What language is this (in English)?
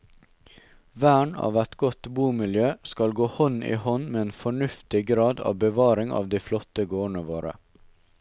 Norwegian